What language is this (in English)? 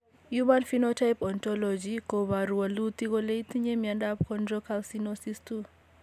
Kalenjin